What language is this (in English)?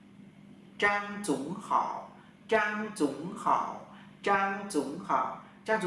Vietnamese